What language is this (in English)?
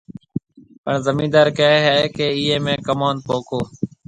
Marwari (Pakistan)